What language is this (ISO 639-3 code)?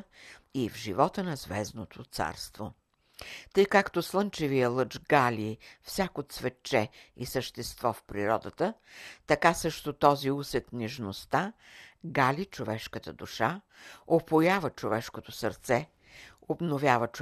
bul